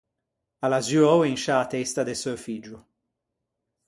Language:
Ligurian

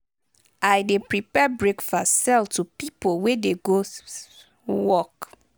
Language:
Nigerian Pidgin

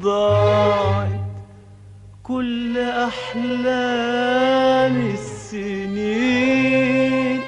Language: Arabic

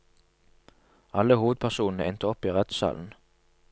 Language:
Norwegian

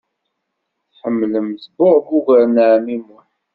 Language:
Kabyle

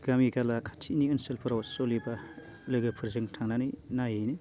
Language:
Bodo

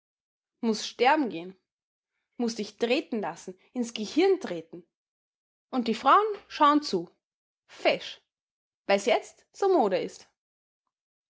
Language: German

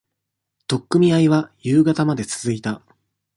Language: Japanese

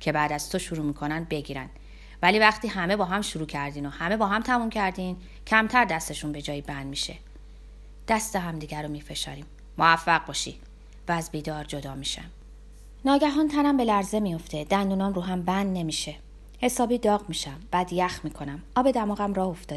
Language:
Persian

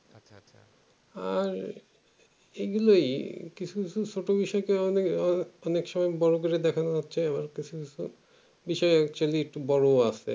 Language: Bangla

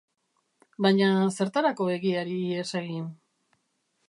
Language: Basque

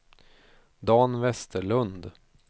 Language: Swedish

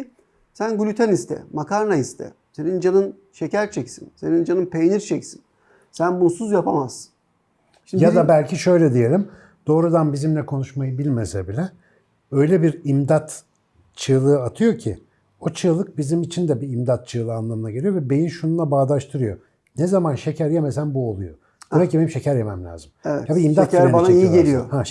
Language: Turkish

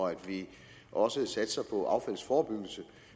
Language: Danish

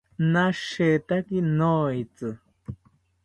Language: South Ucayali Ashéninka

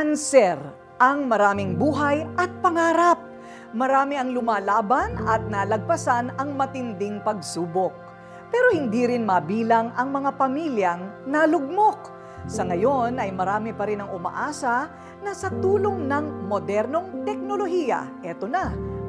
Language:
Filipino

